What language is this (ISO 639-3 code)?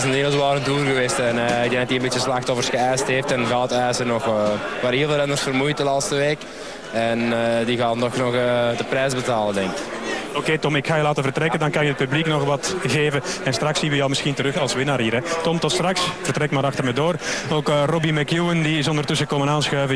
nld